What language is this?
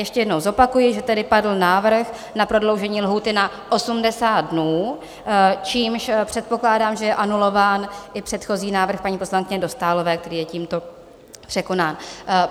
Czech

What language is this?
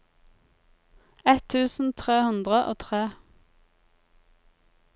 Norwegian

